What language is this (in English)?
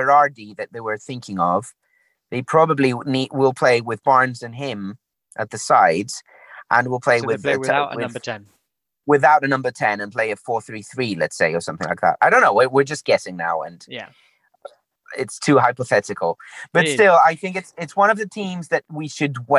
English